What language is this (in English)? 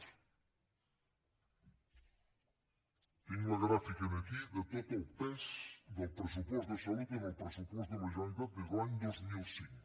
Catalan